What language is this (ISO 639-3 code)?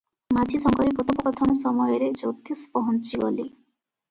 ori